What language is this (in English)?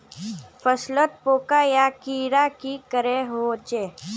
Magahi